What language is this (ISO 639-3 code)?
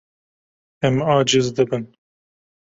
kur